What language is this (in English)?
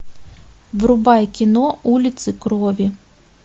Russian